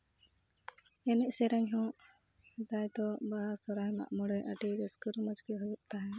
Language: Santali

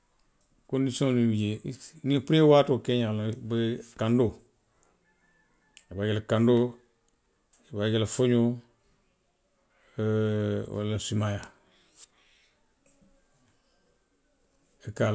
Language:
Western Maninkakan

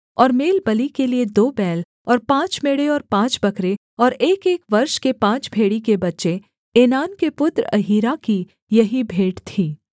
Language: Hindi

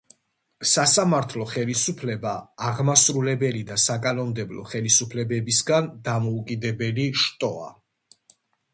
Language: Georgian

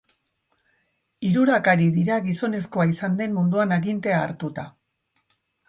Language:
Basque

